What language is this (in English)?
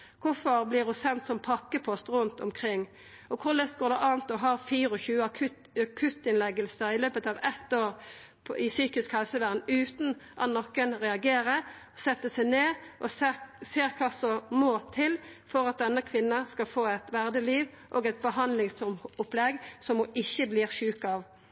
Norwegian Nynorsk